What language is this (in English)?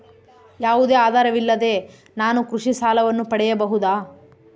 Kannada